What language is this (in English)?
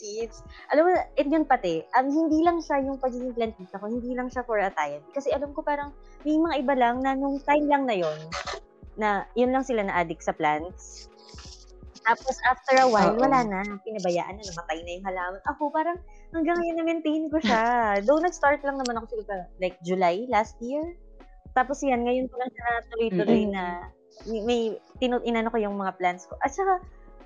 Filipino